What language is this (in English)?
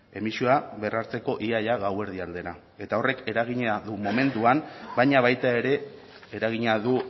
Basque